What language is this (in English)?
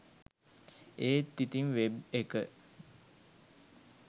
Sinhala